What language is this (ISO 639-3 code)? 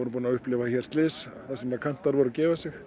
isl